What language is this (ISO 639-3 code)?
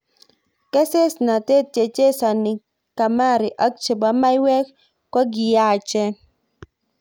kln